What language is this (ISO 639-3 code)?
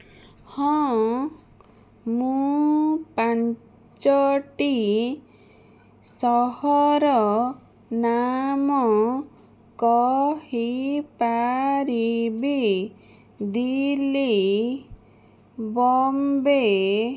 ori